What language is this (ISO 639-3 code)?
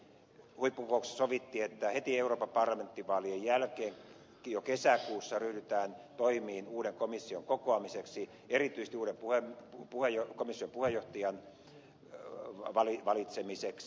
fin